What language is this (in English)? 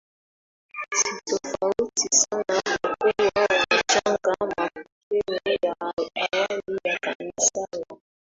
Swahili